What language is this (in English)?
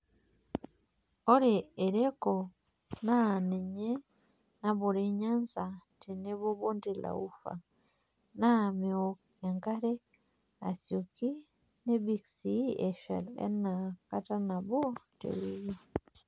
Masai